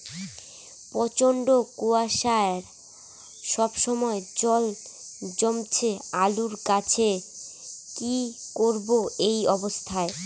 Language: Bangla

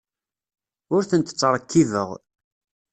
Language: Kabyle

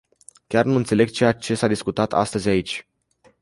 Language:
Romanian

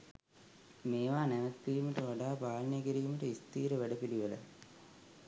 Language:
Sinhala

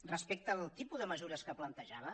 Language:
Catalan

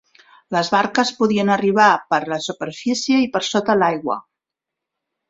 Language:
Catalan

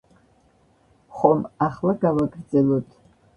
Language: Georgian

